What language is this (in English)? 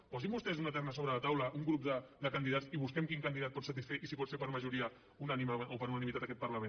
Catalan